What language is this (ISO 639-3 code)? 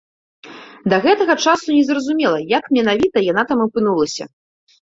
bel